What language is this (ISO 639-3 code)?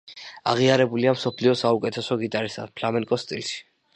kat